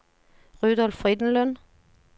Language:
Norwegian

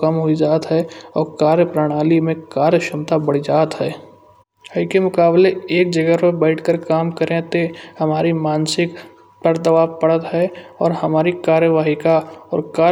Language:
Kanauji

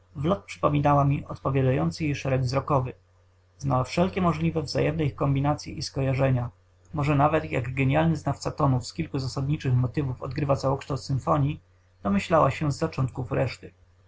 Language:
Polish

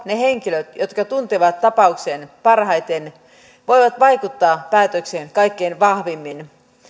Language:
Finnish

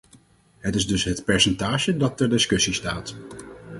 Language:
Dutch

